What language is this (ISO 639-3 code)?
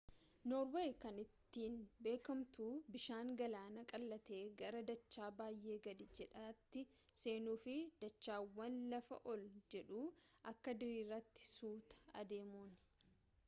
orm